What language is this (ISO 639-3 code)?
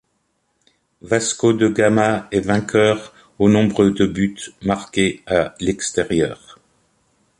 fra